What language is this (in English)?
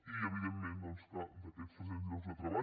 Catalan